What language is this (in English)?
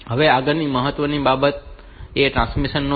Gujarati